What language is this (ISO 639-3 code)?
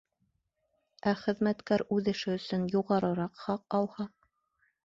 bak